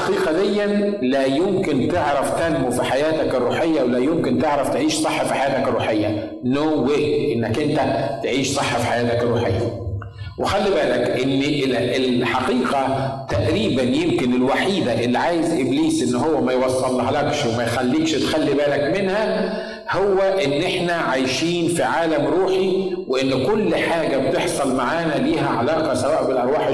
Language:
Arabic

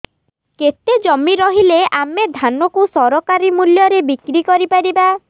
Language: Odia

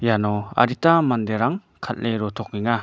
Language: Garo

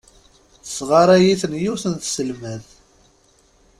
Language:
Kabyle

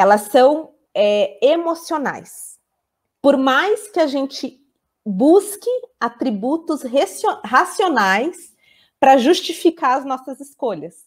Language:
Portuguese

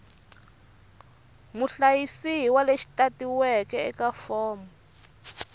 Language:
Tsonga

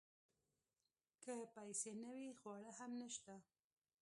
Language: Pashto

